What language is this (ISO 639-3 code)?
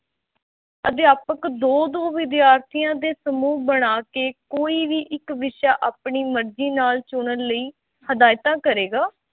pan